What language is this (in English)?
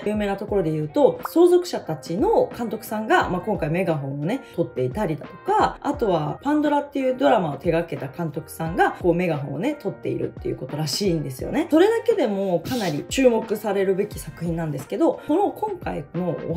Japanese